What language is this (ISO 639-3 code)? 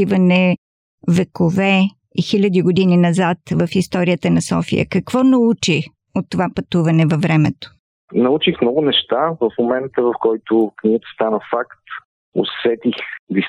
bul